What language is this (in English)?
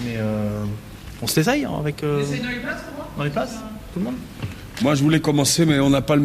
French